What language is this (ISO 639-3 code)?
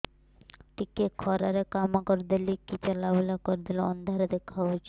ori